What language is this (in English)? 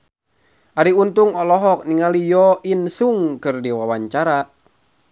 Sundanese